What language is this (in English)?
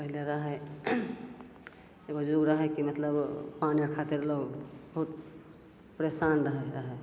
Maithili